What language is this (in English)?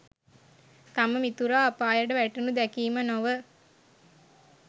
Sinhala